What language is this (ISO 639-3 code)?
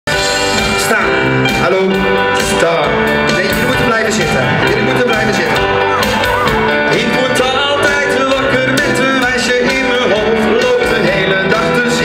nld